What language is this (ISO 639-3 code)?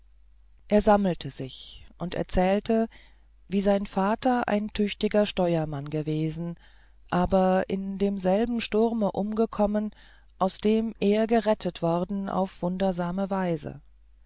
deu